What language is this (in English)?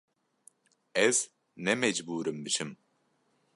Kurdish